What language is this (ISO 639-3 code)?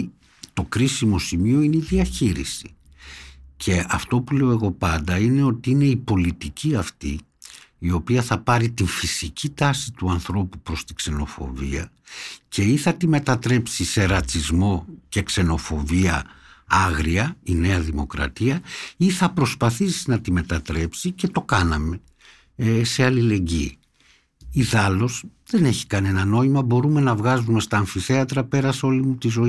ell